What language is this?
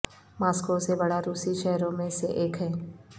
Urdu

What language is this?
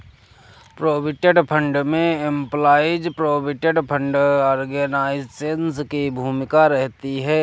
Hindi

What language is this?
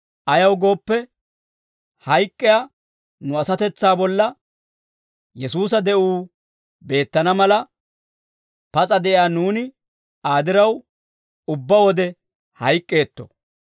Dawro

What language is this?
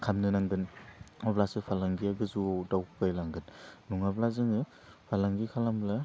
Bodo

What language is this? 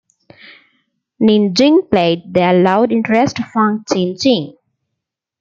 English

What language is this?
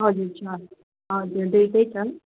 Nepali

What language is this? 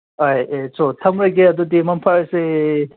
Manipuri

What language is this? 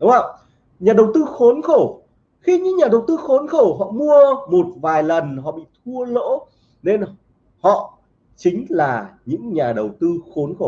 Vietnamese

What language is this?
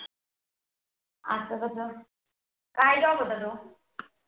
Marathi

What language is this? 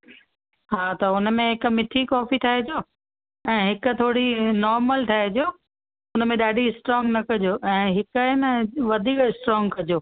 Sindhi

